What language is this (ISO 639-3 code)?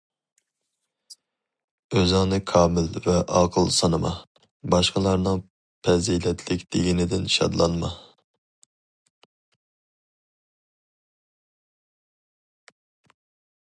uig